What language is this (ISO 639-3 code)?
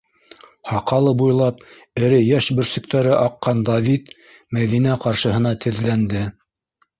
bak